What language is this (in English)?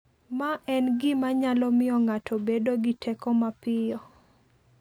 Luo (Kenya and Tanzania)